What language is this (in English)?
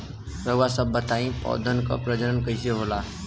Bhojpuri